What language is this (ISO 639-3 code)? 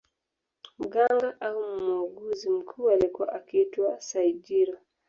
swa